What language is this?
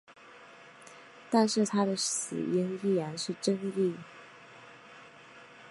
Chinese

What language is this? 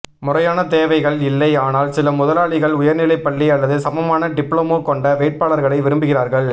Tamil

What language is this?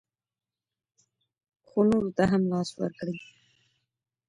Pashto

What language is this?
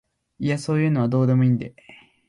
Japanese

